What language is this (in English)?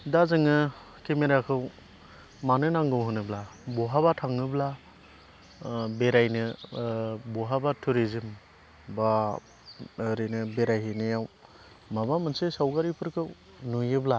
Bodo